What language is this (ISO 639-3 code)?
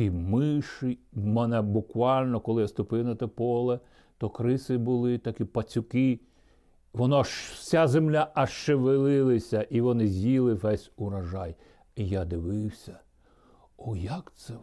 ukr